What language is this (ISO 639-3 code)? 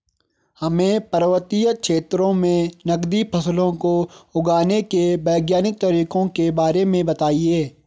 hin